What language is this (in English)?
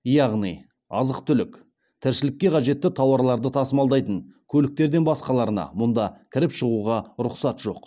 Kazakh